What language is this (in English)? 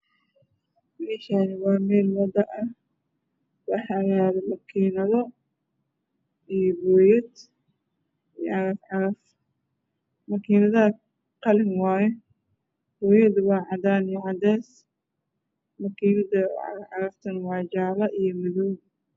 Somali